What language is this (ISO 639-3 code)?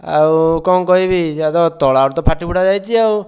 ori